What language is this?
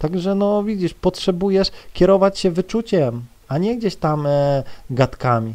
Polish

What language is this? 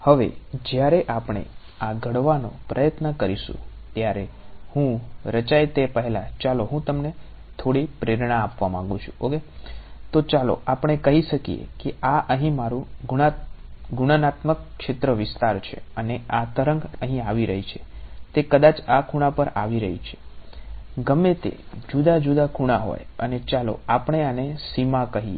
Gujarati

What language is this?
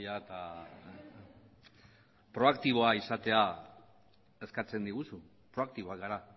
Basque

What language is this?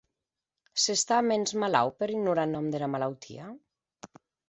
Occitan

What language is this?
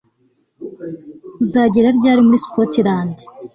Kinyarwanda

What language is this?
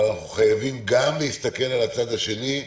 Hebrew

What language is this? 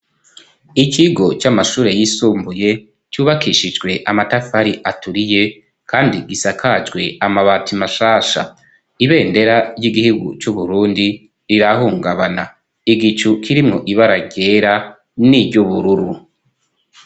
Rundi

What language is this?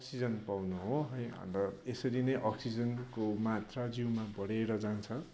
Nepali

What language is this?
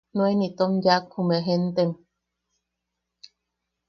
Yaqui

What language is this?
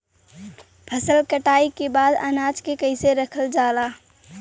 Bhojpuri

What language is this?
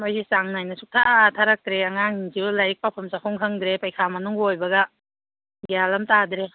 Manipuri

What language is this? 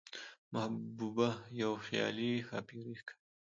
Pashto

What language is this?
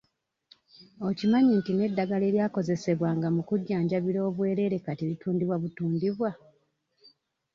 Ganda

